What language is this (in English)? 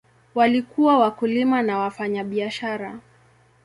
Swahili